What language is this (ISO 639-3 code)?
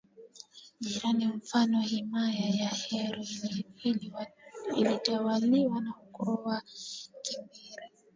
swa